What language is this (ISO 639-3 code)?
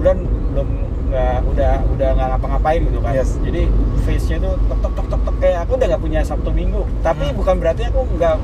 ind